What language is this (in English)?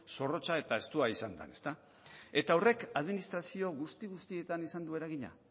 Basque